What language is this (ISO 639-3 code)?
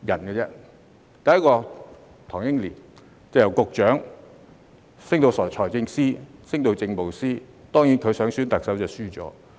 yue